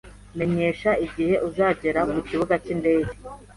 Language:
Kinyarwanda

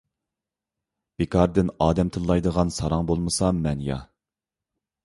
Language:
Uyghur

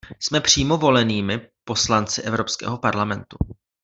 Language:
Czech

